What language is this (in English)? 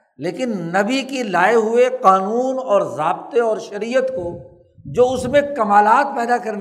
Urdu